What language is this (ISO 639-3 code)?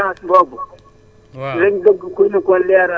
wol